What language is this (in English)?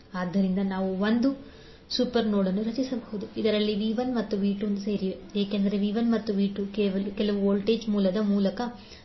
Kannada